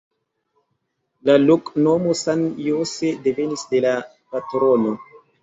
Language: Esperanto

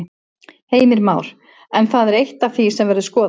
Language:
Icelandic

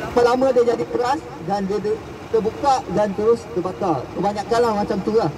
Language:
Malay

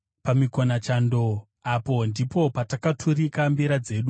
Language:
Shona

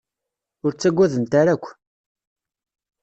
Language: Kabyle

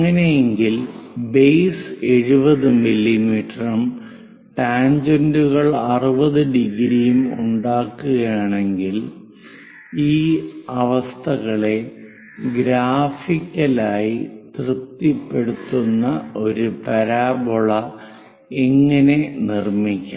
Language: Malayalam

